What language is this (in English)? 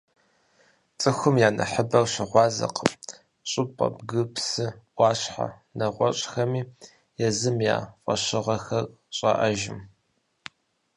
Kabardian